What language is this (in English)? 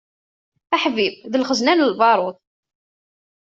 Kabyle